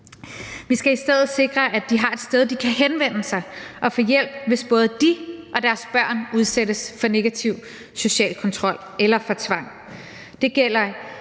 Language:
Danish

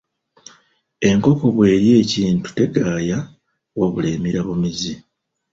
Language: Ganda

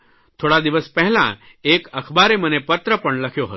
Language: Gujarati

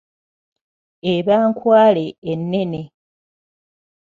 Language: Ganda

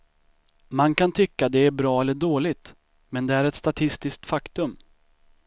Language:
Swedish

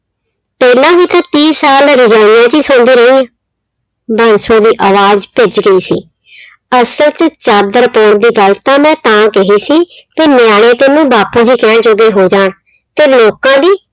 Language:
Punjabi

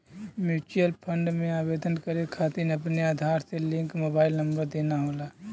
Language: Bhojpuri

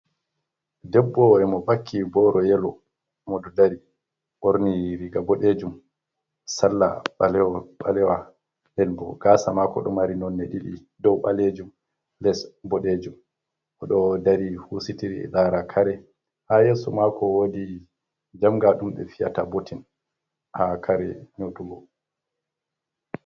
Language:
Fula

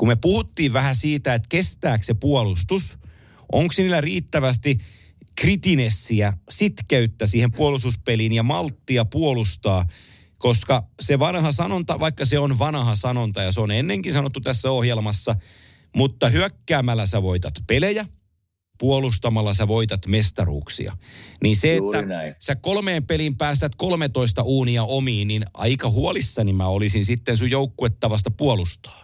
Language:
Finnish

